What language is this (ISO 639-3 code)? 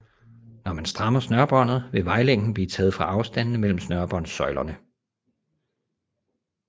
dan